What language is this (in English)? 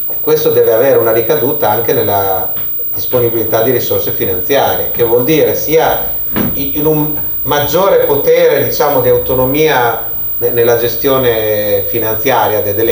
Italian